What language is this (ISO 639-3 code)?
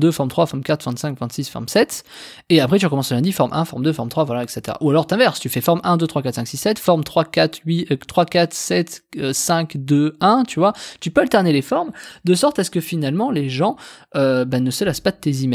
fra